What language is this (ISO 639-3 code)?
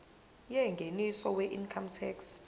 zul